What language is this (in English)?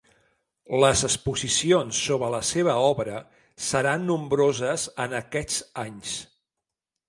Catalan